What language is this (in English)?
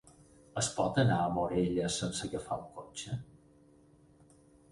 Catalan